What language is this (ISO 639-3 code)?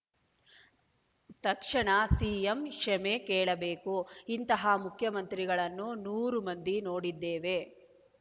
kan